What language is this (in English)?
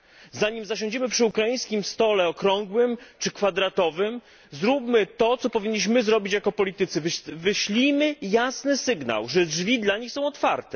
Polish